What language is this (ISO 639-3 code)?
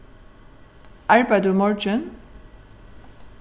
fao